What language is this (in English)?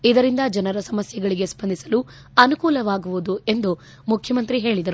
Kannada